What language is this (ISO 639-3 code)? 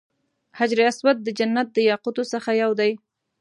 pus